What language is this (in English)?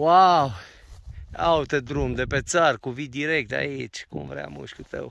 Romanian